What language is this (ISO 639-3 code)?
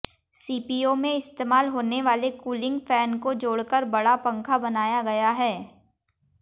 hin